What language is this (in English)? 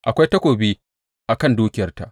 Hausa